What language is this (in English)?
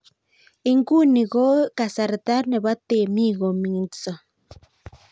Kalenjin